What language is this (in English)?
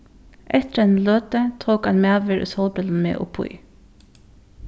Faroese